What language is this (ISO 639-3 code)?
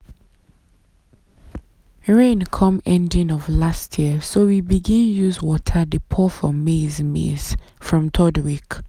pcm